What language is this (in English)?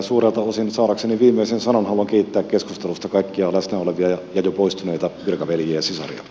Finnish